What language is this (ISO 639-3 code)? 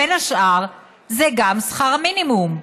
heb